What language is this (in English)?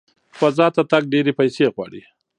Pashto